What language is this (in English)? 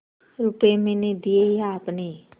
Hindi